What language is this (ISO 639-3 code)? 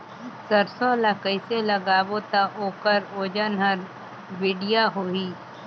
hne